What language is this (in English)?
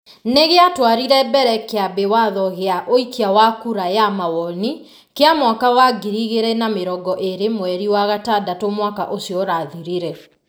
Kikuyu